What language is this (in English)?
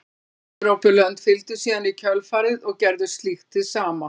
Icelandic